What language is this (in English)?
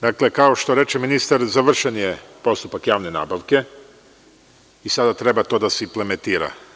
Serbian